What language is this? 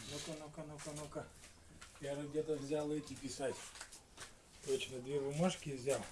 Russian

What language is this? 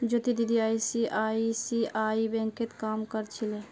Magahi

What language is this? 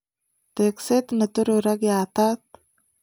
Kalenjin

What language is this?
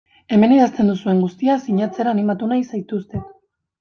Basque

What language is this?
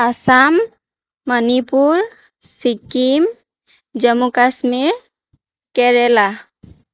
Assamese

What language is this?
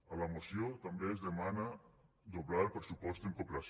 Catalan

